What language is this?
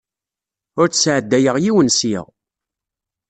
Kabyle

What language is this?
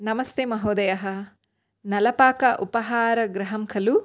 Sanskrit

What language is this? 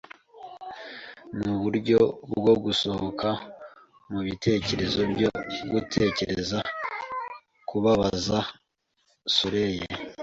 Kinyarwanda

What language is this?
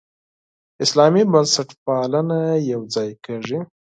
Pashto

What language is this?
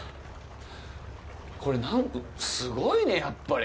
Japanese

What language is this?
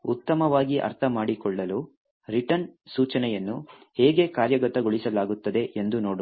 Kannada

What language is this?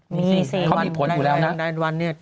Thai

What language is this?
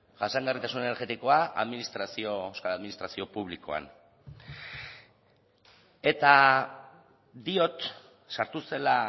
Basque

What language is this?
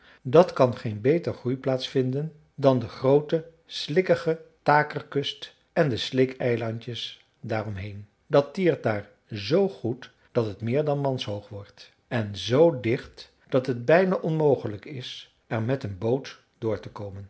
Dutch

